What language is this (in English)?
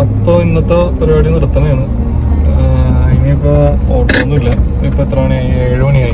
Romanian